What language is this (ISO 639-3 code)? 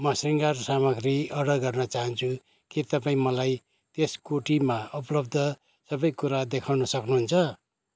nep